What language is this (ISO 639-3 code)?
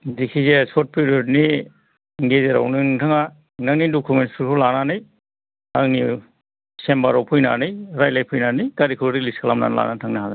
brx